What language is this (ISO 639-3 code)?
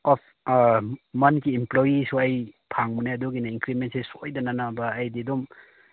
mni